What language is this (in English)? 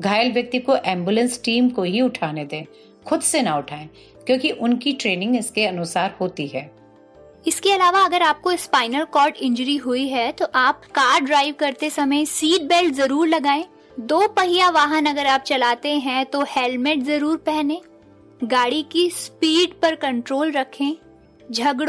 Hindi